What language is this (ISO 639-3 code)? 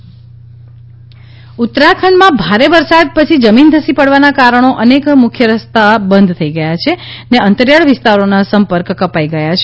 guj